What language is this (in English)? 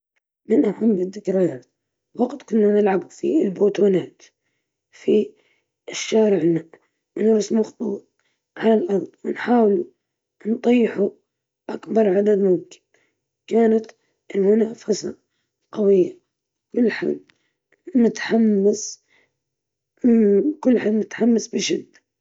Libyan Arabic